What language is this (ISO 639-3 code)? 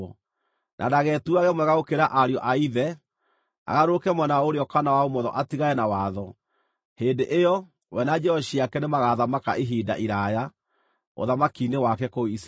kik